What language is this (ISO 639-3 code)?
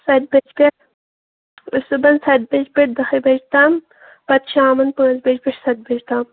kas